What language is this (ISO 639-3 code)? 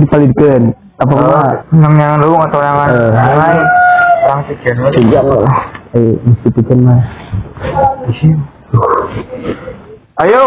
ind